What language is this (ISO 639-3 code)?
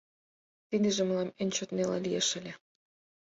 chm